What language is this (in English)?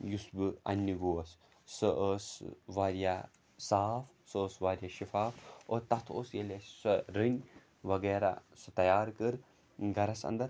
Kashmiri